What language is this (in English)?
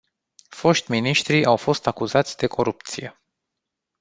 Romanian